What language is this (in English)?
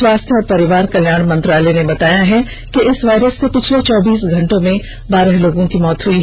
Hindi